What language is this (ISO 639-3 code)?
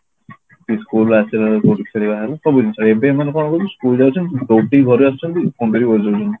ori